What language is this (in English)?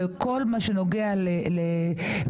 Hebrew